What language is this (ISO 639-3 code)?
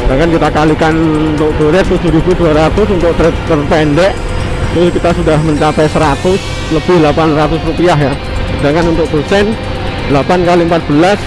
ind